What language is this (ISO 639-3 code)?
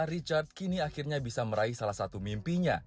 ind